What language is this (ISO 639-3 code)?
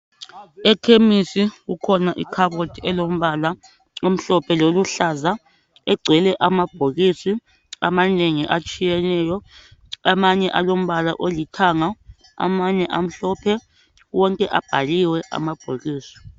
nde